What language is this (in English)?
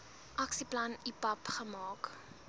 Afrikaans